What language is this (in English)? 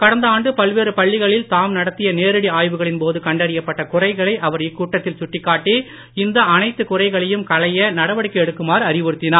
Tamil